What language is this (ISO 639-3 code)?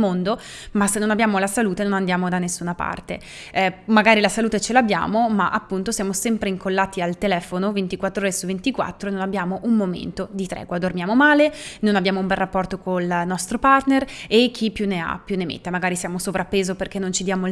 ita